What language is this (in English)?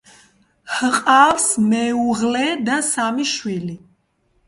Georgian